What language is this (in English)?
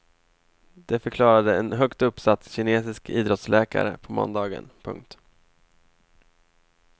Swedish